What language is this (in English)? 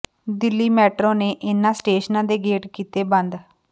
Punjabi